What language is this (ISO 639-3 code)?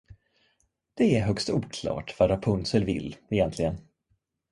swe